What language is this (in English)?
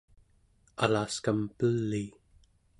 Central Yupik